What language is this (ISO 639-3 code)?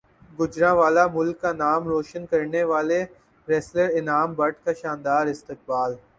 urd